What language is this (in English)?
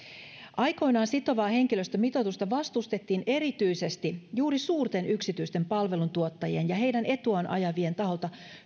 Finnish